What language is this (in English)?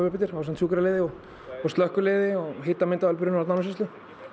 Icelandic